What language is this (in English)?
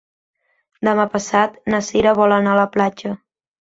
Catalan